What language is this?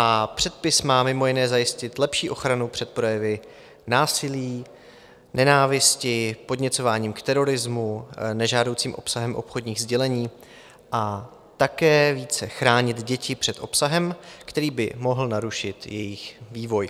Czech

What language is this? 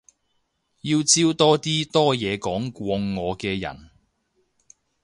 Cantonese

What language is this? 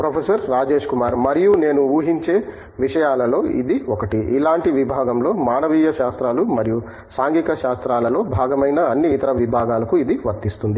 Telugu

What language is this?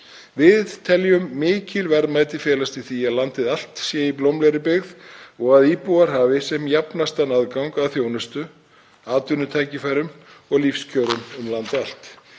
Icelandic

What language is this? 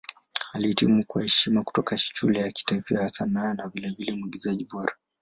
Swahili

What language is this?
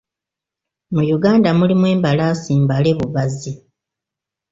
Ganda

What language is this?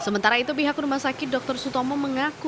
Indonesian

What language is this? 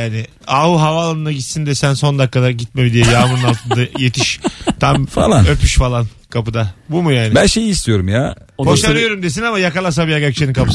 Turkish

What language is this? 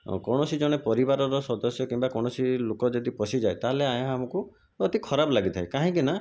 Odia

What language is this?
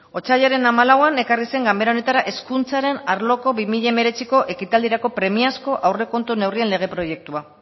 Basque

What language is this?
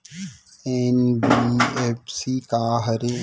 Chhattisgarhi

